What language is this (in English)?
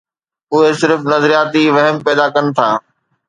Sindhi